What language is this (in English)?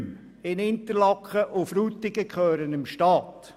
Swiss German